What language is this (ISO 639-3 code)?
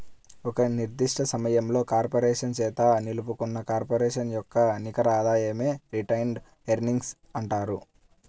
tel